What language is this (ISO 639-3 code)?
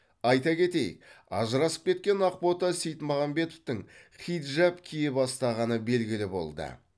kaz